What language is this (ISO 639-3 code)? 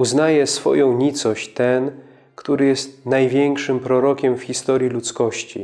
pol